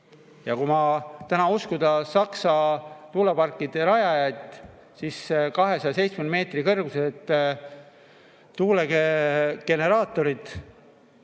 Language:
Estonian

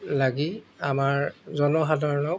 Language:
Assamese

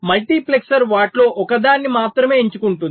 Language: Telugu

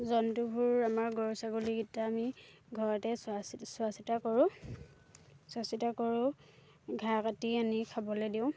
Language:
Assamese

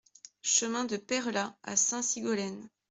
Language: French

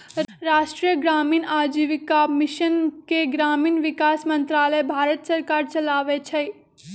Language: Magahi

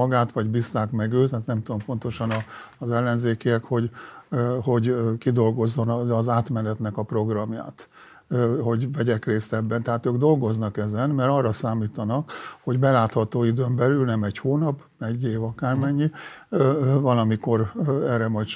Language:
Hungarian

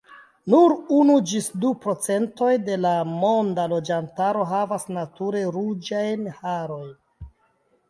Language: Esperanto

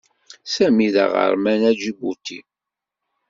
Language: Kabyle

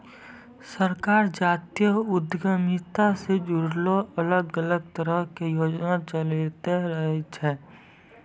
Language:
Maithili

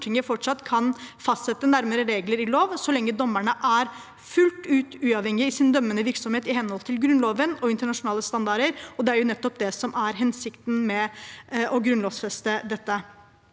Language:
Norwegian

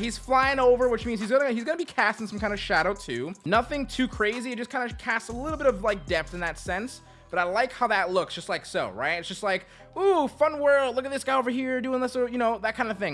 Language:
English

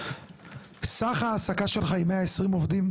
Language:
Hebrew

